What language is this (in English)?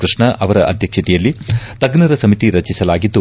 Kannada